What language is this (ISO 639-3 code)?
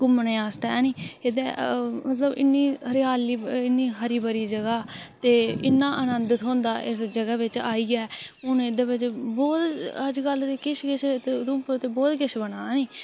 doi